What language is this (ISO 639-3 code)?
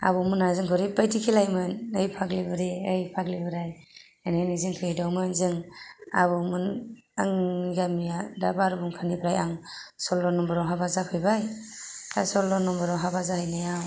brx